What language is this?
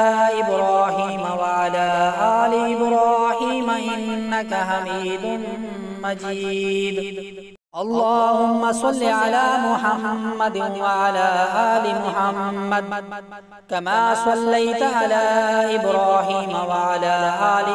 Arabic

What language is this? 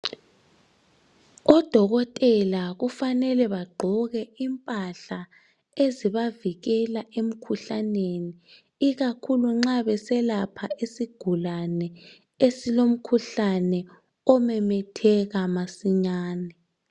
North Ndebele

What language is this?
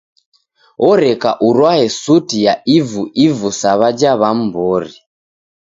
Taita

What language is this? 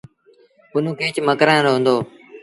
Sindhi Bhil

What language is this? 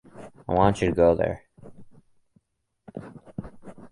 English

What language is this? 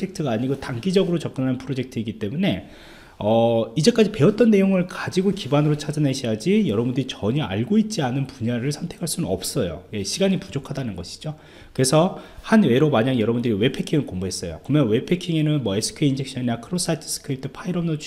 Korean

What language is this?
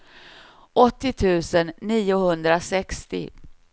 Swedish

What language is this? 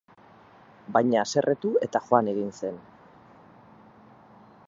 Basque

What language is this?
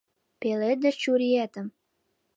Mari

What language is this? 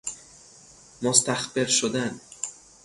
Persian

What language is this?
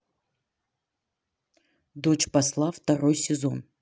Russian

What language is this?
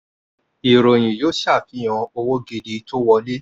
Yoruba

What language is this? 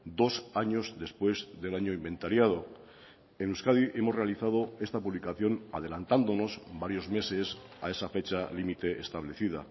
Spanish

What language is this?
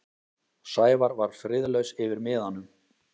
Icelandic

